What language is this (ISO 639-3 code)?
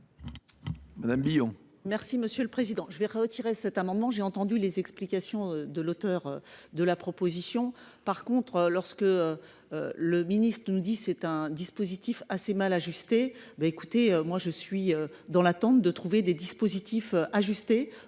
fra